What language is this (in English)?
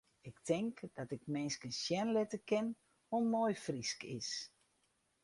Western Frisian